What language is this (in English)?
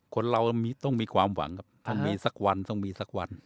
Thai